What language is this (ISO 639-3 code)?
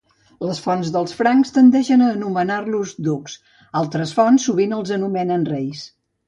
cat